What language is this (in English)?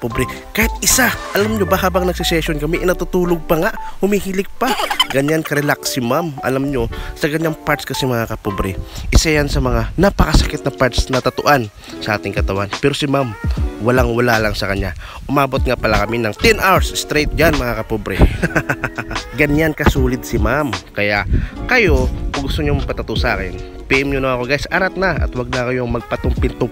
Filipino